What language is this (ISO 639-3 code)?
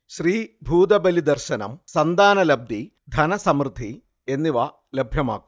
mal